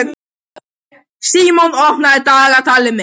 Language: Icelandic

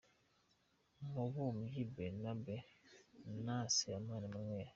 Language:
Kinyarwanda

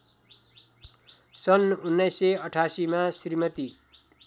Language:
Nepali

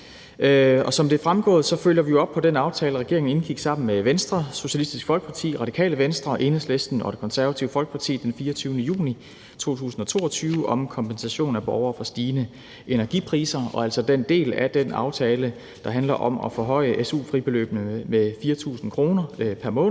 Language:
Danish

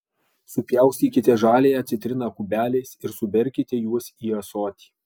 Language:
Lithuanian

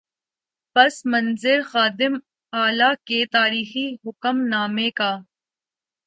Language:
Urdu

